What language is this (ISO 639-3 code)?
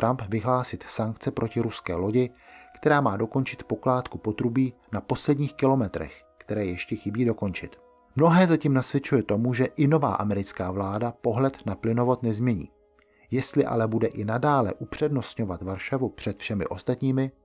ces